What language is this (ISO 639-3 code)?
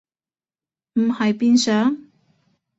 yue